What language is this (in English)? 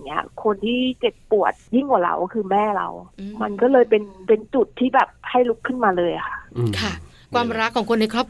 Thai